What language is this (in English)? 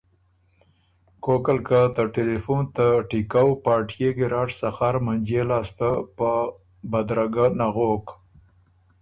Ormuri